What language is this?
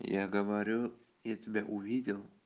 Russian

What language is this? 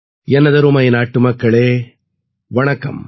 Tamil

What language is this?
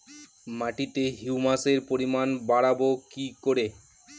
Bangla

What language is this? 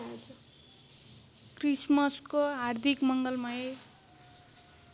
Nepali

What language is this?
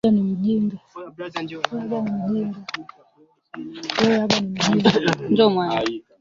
Swahili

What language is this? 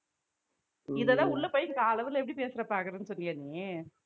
Tamil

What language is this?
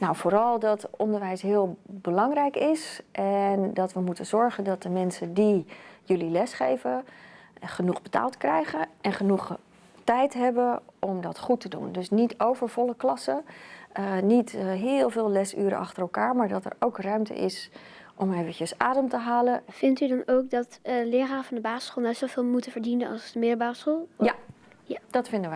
Dutch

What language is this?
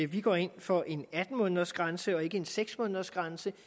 Danish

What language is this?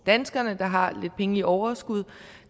Danish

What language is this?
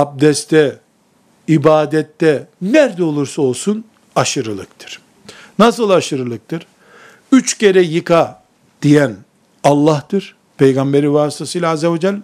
Turkish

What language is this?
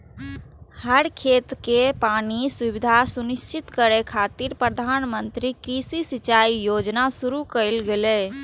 Maithili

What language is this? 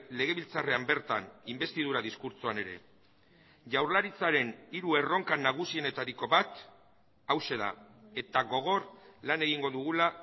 Basque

